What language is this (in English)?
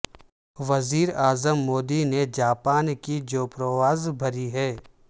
Urdu